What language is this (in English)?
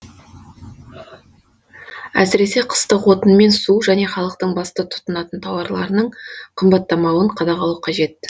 Kazakh